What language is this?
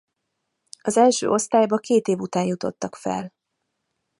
Hungarian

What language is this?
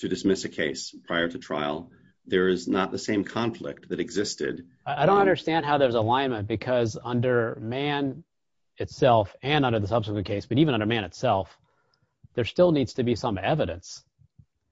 English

